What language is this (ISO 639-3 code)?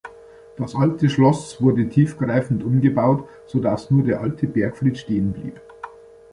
deu